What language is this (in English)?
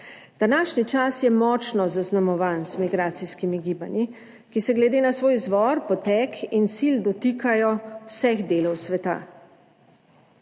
Slovenian